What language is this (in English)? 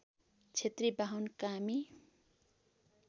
Nepali